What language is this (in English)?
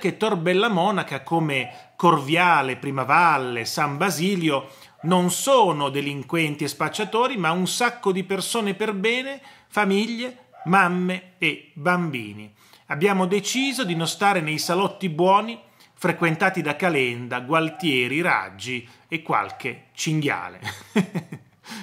Italian